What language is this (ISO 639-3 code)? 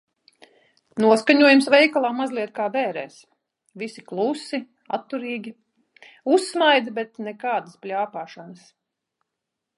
lav